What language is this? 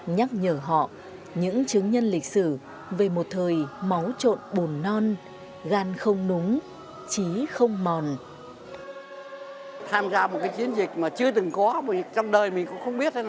Vietnamese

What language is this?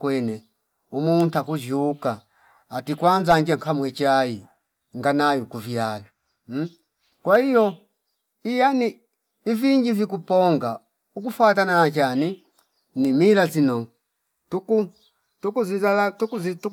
Fipa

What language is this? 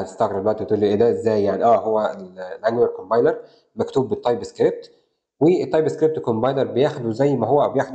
Arabic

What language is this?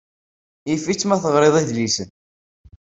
Kabyle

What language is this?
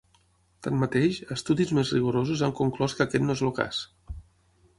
Catalan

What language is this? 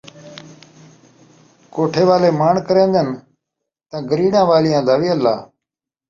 Saraiki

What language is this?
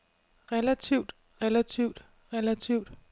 Danish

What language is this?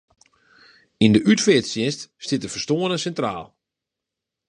Western Frisian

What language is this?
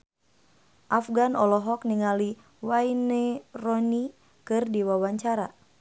Sundanese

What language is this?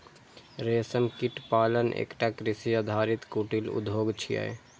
Maithili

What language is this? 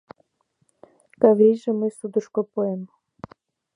Mari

